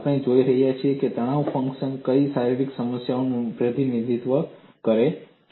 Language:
Gujarati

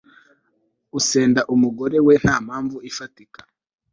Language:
Kinyarwanda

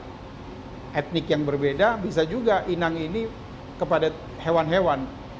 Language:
Indonesian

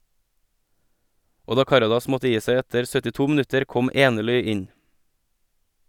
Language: Norwegian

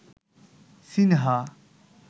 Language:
Bangla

